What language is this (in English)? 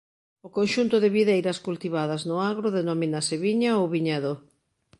Galician